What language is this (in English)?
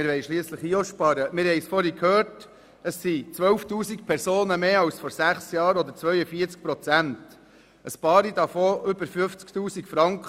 Swiss German